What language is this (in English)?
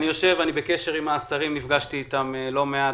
Hebrew